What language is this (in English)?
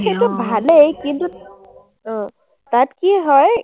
Assamese